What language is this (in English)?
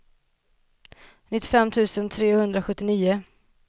Swedish